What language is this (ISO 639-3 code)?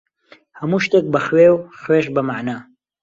ckb